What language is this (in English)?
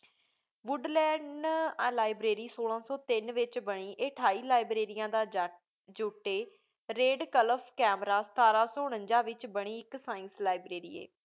Punjabi